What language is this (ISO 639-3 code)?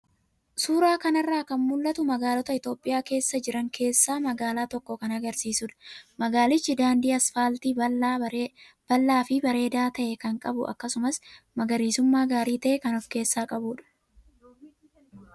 orm